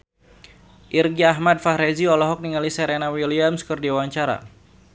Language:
Sundanese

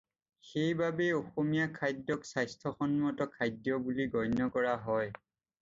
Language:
Assamese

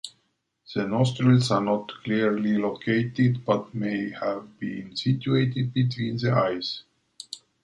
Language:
English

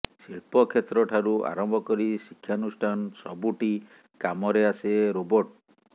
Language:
Odia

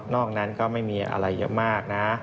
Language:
Thai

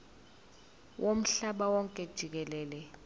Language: Zulu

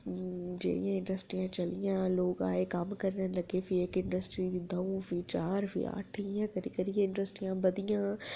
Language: Dogri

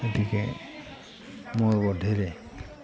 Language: Assamese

